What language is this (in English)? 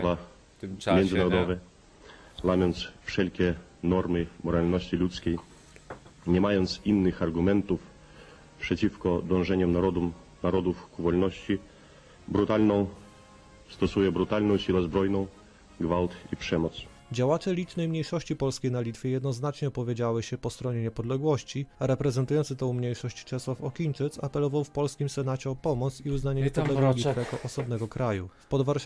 Polish